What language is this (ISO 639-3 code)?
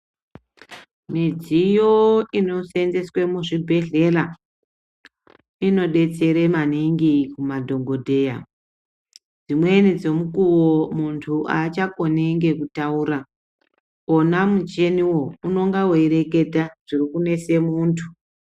ndc